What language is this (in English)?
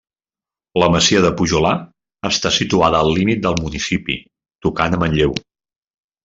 Catalan